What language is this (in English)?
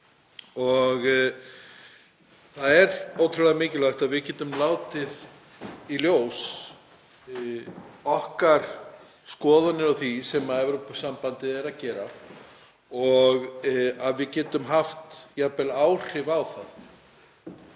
Icelandic